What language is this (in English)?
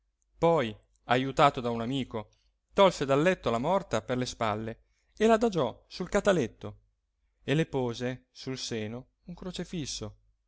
Italian